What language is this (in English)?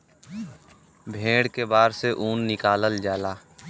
Bhojpuri